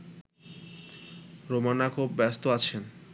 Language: Bangla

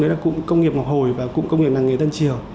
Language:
Vietnamese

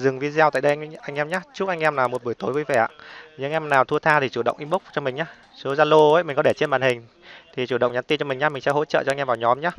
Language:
Vietnamese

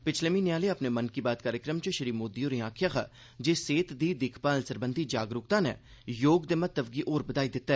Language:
Dogri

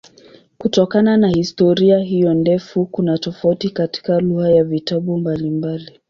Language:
Swahili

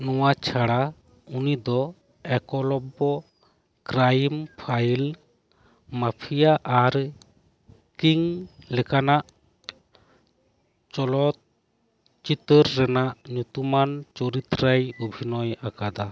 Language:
Santali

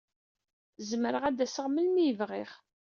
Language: Kabyle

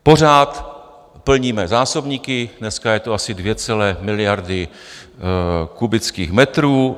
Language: Czech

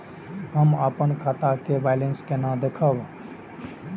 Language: Maithili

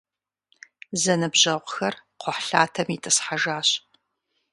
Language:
Kabardian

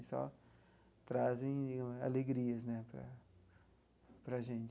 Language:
Portuguese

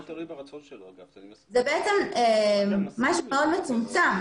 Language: Hebrew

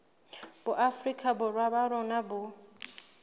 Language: Southern Sotho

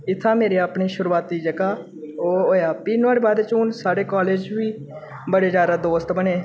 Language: Dogri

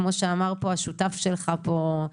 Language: Hebrew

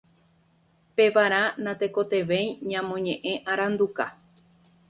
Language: Guarani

